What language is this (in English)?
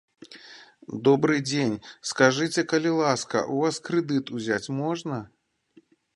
Belarusian